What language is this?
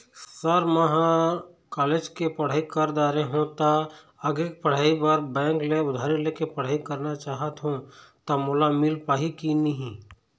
Chhattisgarhi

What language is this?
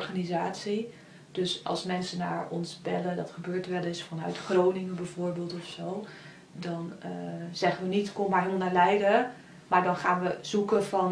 Dutch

